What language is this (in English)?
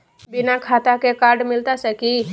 Magahi